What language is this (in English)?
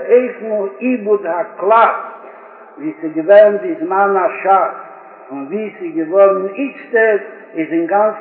Hebrew